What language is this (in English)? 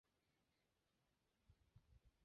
Chinese